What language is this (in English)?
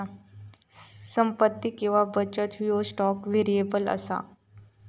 Marathi